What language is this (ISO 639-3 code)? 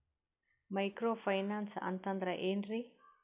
kan